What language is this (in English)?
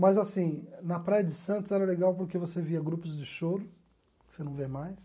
Portuguese